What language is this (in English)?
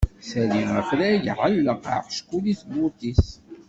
Kabyle